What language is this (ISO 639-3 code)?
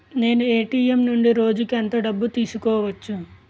tel